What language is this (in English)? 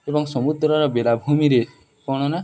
Odia